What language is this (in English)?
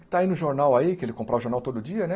Portuguese